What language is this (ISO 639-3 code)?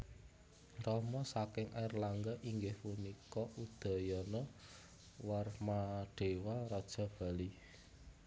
jav